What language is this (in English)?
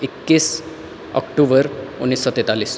Maithili